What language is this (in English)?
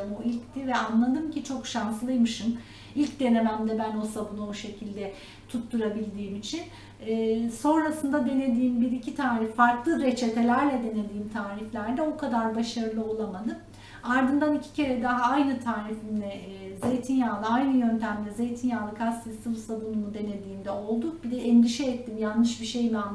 Turkish